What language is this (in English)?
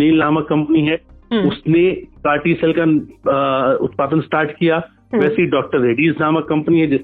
Hindi